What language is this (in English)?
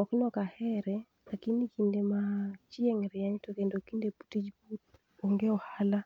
Luo (Kenya and Tanzania)